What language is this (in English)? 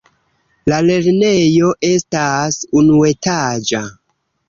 Esperanto